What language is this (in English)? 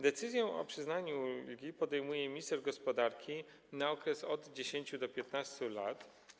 Polish